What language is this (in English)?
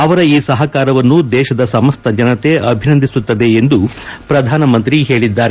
Kannada